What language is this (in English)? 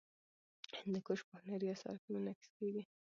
Pashto